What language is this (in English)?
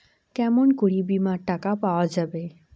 Bangla